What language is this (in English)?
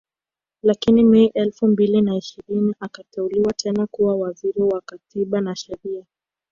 Swahili